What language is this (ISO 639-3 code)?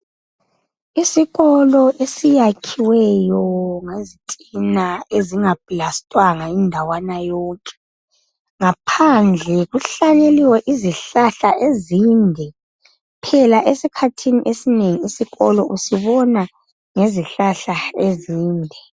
nde